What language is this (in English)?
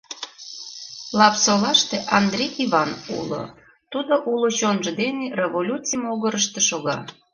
Mari